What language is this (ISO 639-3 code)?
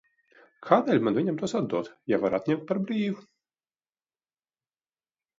lav